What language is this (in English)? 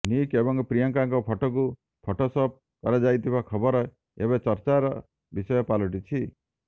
Odia